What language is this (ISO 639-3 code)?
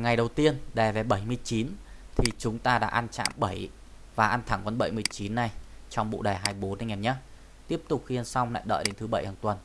vie